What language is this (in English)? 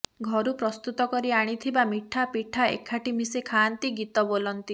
Odia